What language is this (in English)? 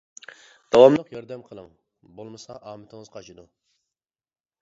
Uyghur